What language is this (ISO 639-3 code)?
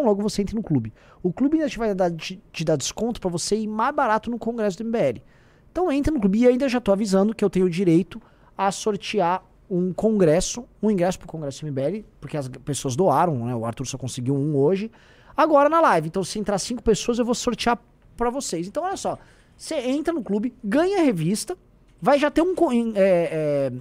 por